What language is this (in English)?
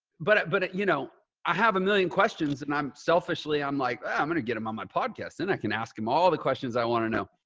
English